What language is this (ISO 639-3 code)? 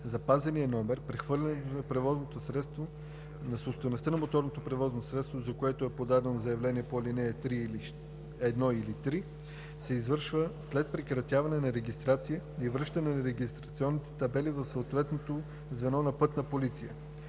bul